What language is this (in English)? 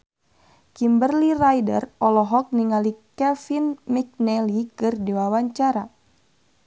Sundanese